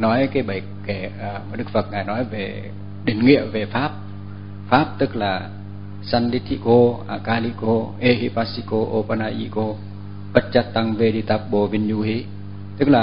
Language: Vietnamese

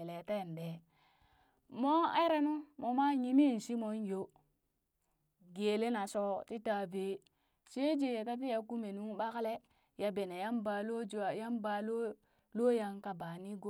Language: Burak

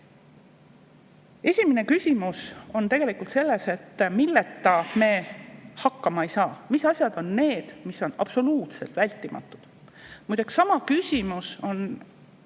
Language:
Estonian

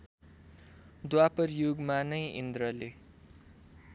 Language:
Nepali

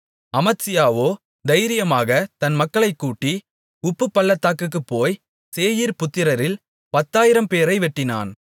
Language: Tamil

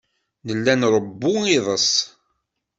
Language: Kabyle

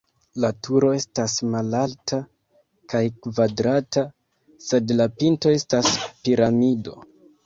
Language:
Esperanto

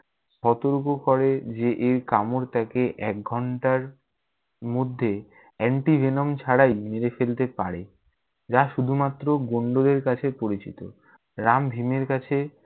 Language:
Bangla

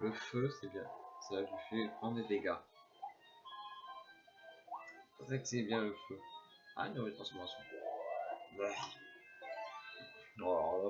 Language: French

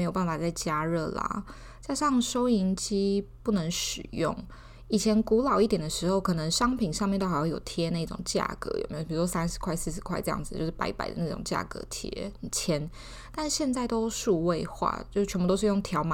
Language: Chinese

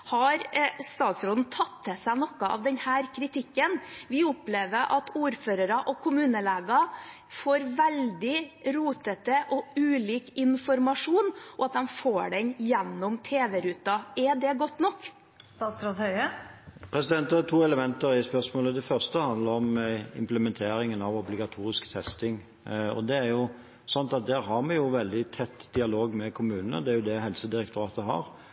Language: Norwegian Bokmål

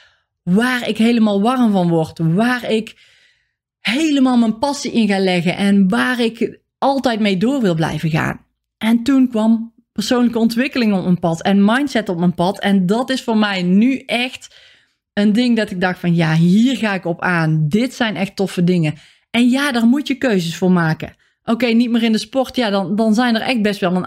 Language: Dutch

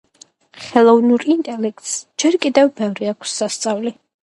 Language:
Georgian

